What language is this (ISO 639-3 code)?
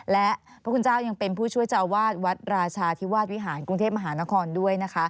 tha